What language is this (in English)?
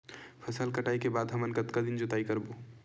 Chhattisgarhi